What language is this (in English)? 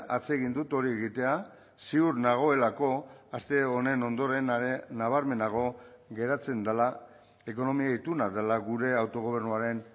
Basque